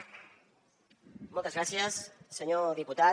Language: Catalan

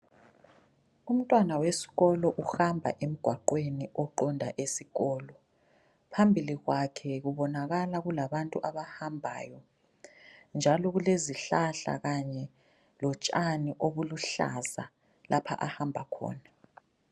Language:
North Ndebele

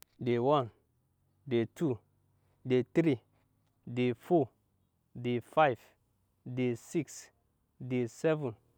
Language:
Nyankpa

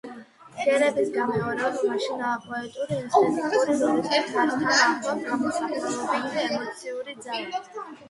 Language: Georgian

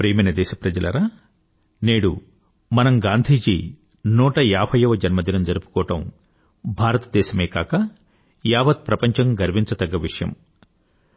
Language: Telugu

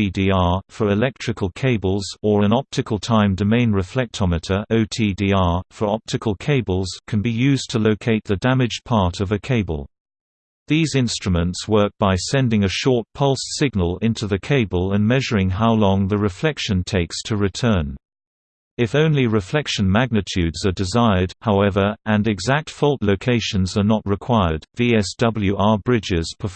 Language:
English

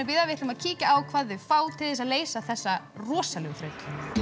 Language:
Icelandic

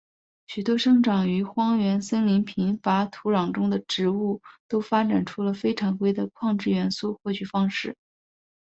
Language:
Chinese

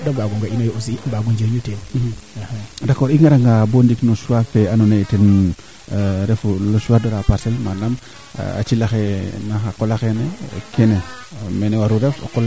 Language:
Serer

